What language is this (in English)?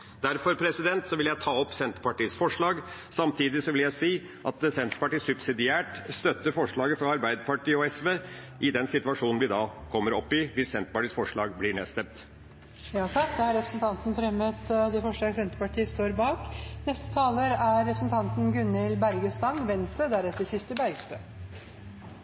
Norwegian